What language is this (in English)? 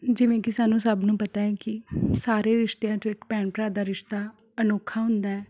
Punjabi